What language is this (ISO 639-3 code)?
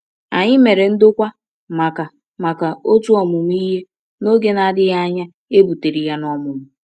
ibo